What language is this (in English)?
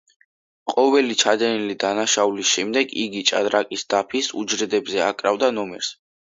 Georgian